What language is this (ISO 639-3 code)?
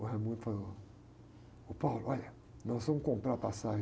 por